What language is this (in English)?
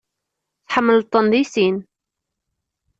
Kabyle